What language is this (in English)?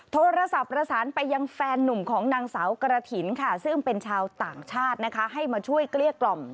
Thai